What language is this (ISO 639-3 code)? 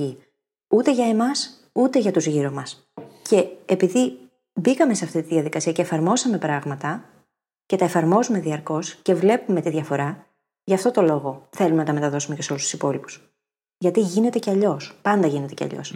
ell